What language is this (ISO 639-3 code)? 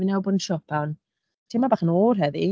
cym